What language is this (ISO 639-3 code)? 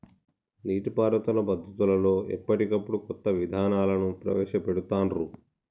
tel